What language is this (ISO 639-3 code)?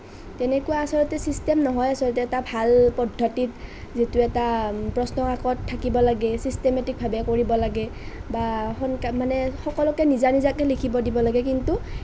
asm